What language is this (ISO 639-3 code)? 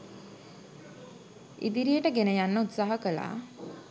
sin